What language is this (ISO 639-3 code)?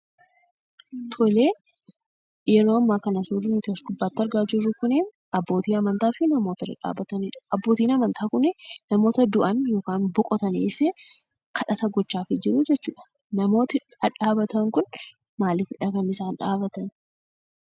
orm